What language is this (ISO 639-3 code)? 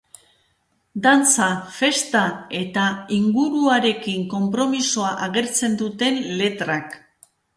eus